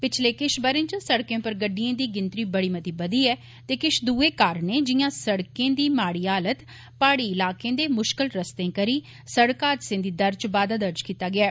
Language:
Dogri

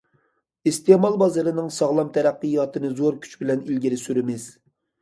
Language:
Uyghur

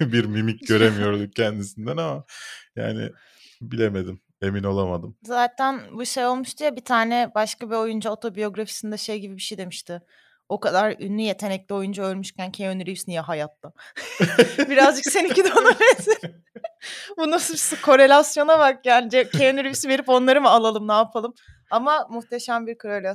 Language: Turkish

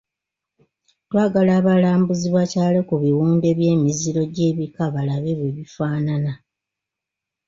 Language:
Ganda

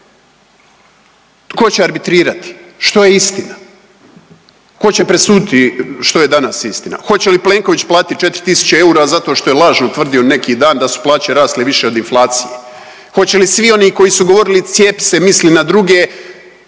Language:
Croatian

